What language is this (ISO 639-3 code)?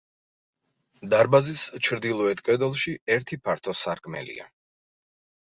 kat